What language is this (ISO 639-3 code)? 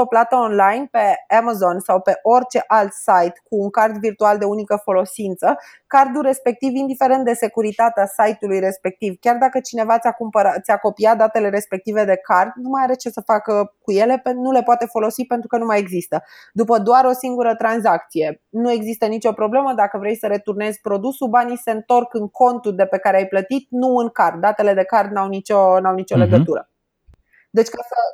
ron